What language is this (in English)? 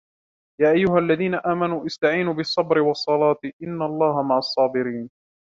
Arabic